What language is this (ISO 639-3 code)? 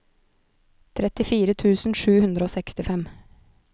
nor